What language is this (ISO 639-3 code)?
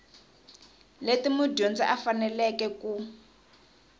tso